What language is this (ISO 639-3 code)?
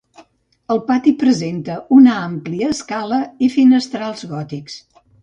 cat